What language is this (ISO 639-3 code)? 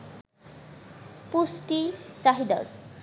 ben